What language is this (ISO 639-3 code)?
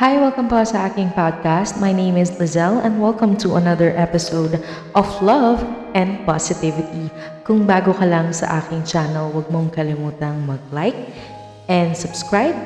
fil